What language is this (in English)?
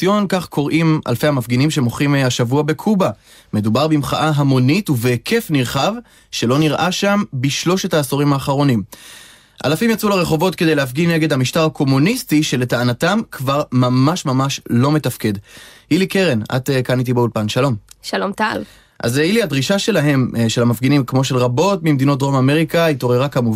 Hebrew